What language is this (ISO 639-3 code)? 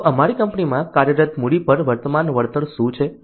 guj